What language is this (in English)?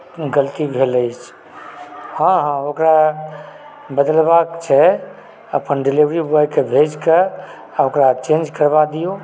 Maithili